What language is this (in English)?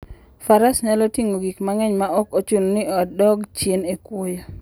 Luo (Kenya and Tanzania)